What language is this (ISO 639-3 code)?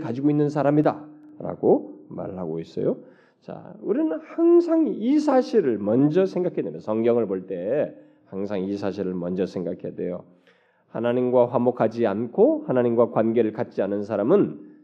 kor